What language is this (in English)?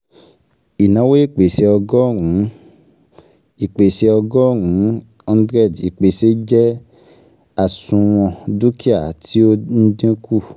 Yoruba